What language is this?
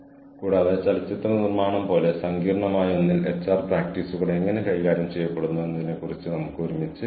Malayalam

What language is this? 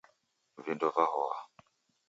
Taita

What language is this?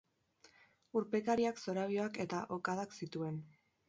Basque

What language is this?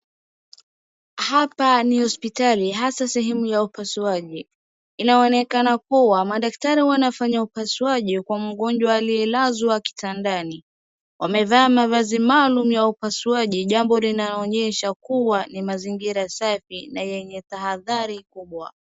Swahili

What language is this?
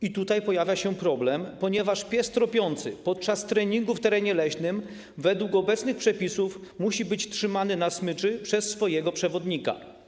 Polish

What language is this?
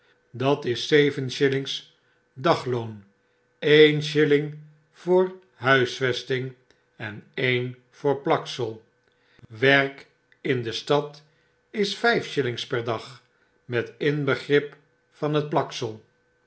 Dutch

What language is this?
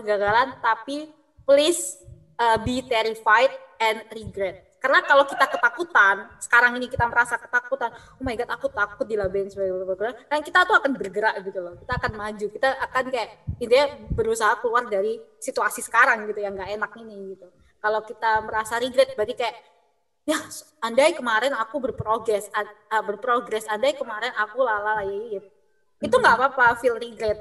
Indonesian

